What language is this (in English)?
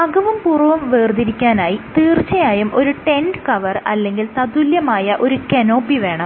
Malayalam